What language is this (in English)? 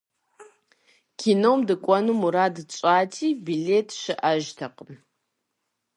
Kabardian